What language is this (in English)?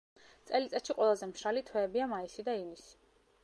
Georgian